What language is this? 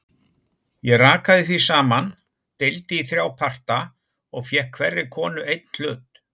Icelandic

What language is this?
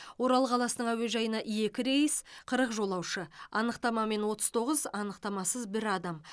Kazakh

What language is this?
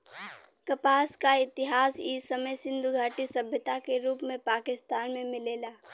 Bhojpuri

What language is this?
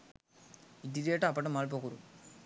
Sinhala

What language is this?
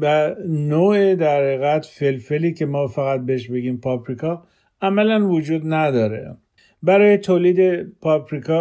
Persian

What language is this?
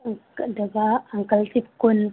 Manipuri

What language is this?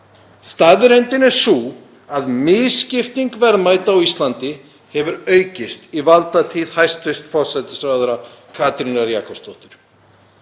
Icelandic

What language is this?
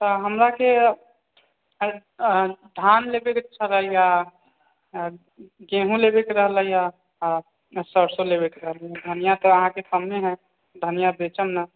Maithili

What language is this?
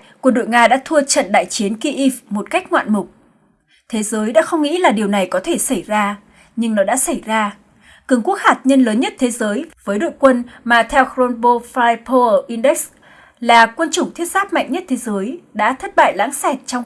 Vietnamese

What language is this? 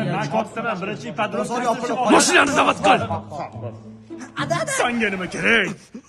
Turkish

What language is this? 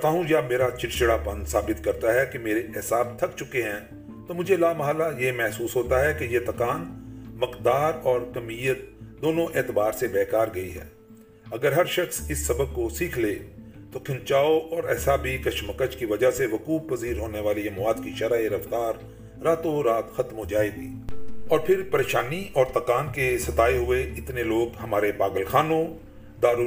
Urdu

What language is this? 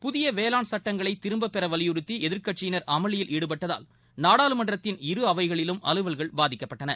Tamil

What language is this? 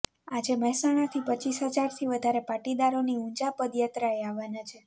Gujarati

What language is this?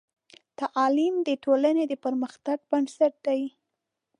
Pashto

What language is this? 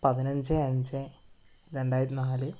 Malayalam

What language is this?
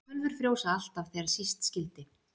Icelandic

